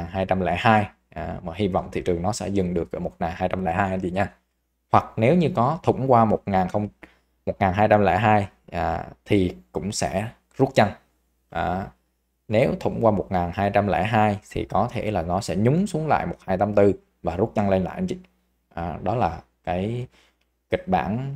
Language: Vietnamese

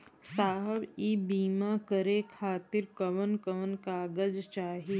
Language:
Bhojpuri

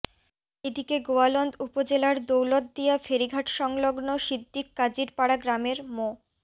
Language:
Bangla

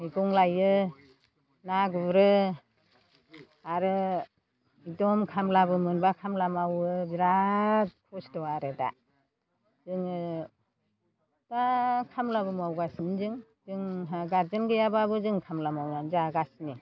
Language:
Bodo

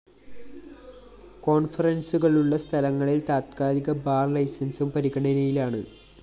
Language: Malayalam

